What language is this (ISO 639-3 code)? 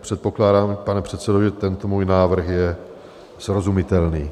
ces